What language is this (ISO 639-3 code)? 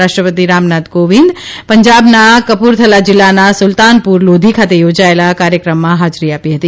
guj